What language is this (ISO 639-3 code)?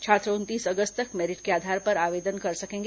hin